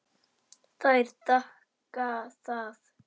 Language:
Icelandic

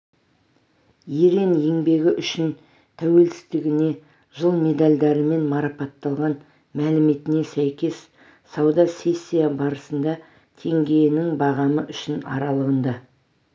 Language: Kazakh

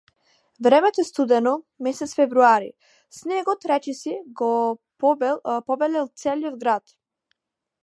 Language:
Macedonian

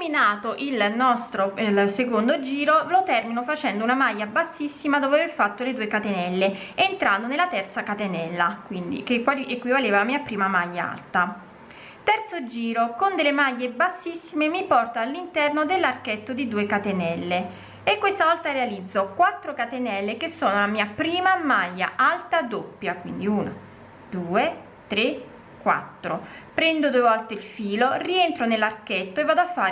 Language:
Italian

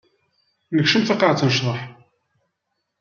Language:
Kabyle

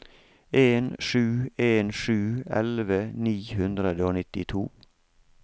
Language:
Norwegian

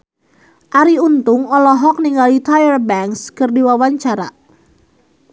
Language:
Sundanese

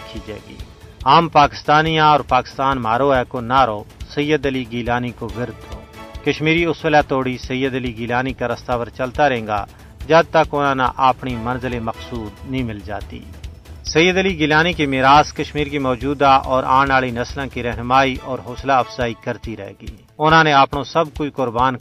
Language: Urdu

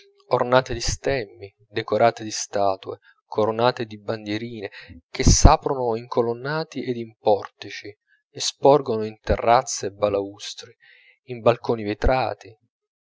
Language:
Italian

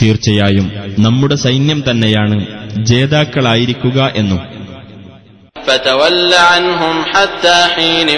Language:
Malayalam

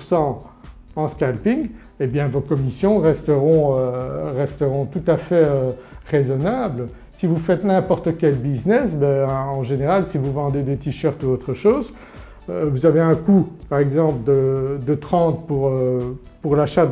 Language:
French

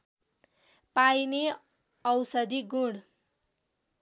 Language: Nepali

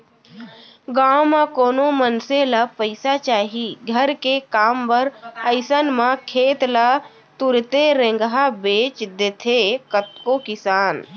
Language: Chhattisgarhi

